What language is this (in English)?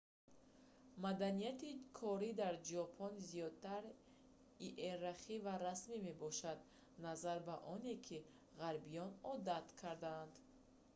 Tajik